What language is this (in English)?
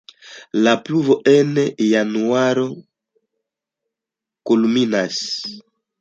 Esperanto